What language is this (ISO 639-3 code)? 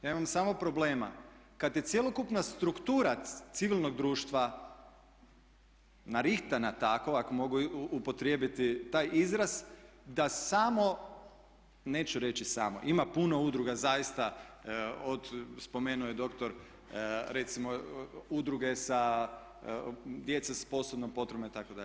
hrv